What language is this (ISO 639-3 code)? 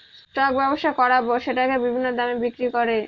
ben